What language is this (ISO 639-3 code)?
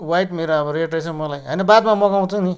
nep